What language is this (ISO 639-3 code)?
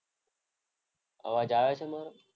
guj